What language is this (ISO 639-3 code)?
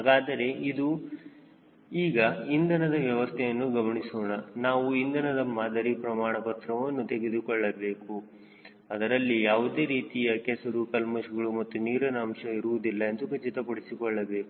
kan